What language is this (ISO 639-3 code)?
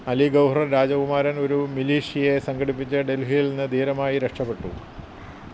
mal